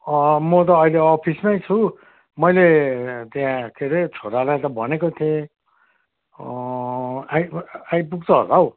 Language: Nepali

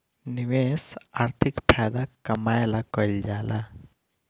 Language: Bhojpuri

